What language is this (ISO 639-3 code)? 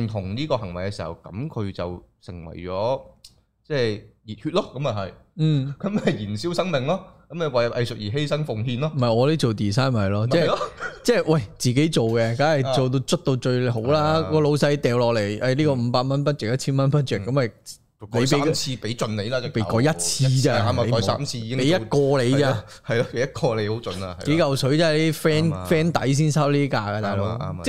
zho